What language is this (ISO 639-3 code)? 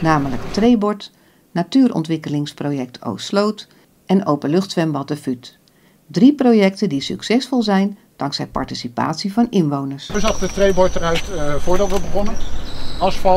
nld